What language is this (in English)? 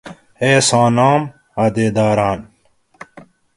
Gawri